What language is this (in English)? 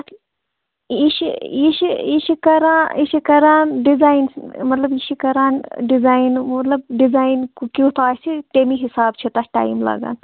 Kashmiri